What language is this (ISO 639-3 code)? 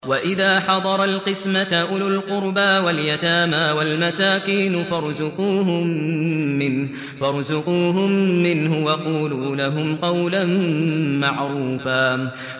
ara